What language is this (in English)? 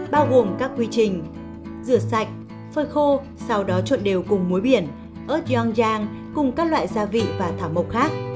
Vietnamese